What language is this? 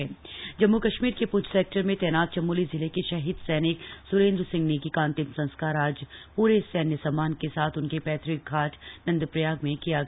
Hindi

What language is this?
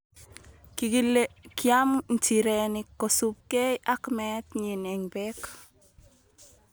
Kalenjin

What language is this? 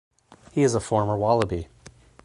English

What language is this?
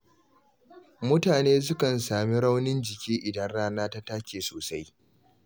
Hausa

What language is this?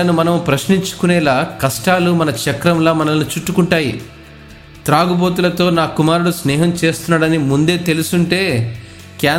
Telugu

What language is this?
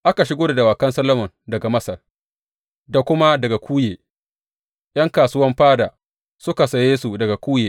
Hausa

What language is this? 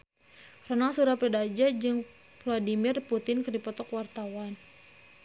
Sundanese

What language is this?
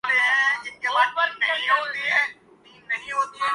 Urdu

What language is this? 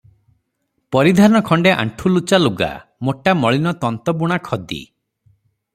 Odia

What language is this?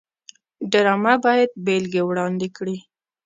Pashto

